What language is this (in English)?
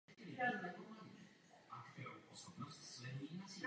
Czech